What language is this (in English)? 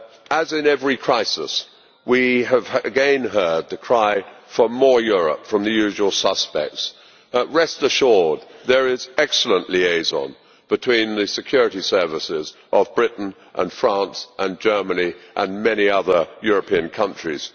English